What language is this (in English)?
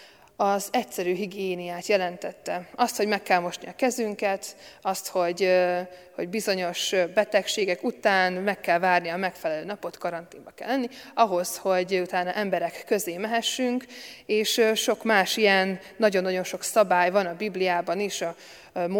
Hungarian